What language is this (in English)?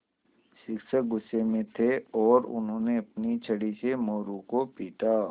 Hindi